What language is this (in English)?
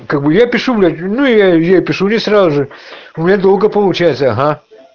Russian